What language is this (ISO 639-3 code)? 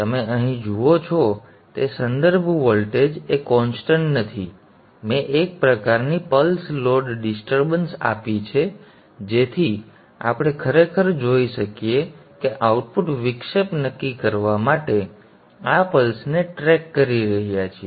guj